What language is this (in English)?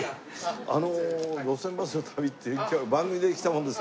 Japanese